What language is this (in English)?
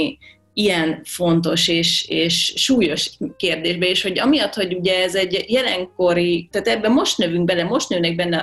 Hungarian